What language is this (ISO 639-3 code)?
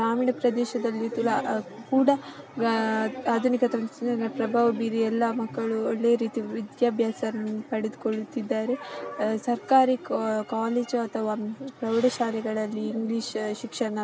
kan